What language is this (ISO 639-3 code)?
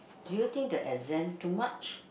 eng